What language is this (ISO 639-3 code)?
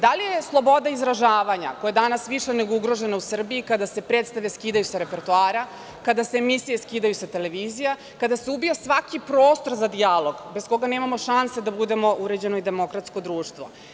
srp